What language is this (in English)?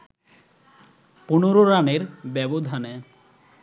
Bangla